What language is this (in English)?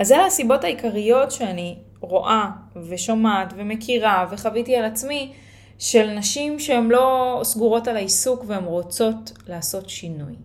Hebrew